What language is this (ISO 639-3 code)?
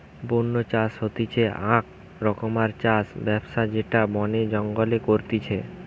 ben